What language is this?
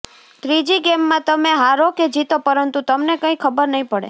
Gujarati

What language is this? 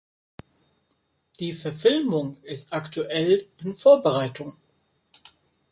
German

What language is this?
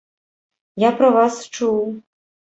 Belarusian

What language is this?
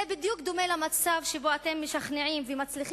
Hebrew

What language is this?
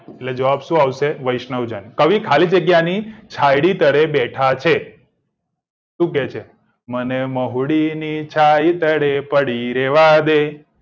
Gujarati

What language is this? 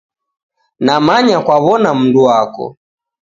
Taita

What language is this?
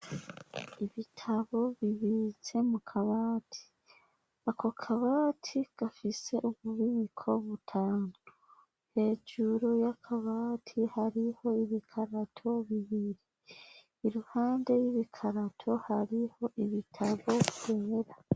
Rundi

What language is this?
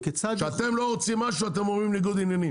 Hebrew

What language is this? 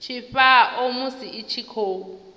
Venda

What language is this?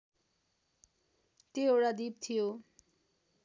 Nepali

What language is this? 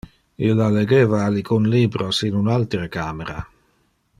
Interlingua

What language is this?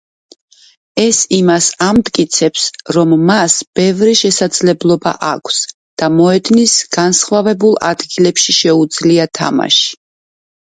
Georgian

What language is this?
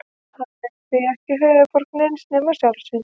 Icelandic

